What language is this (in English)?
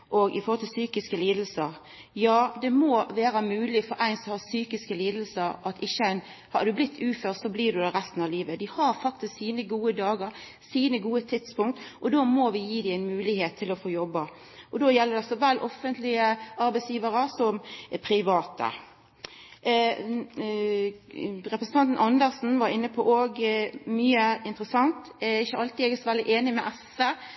Norwegian Nynorsk